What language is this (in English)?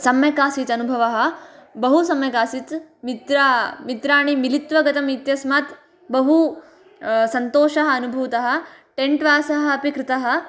Sanskrit